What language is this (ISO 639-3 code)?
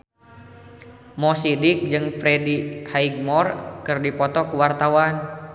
sun